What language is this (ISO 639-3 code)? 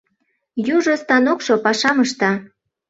chm